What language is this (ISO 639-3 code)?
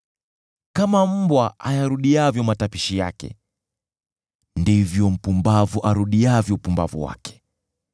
swa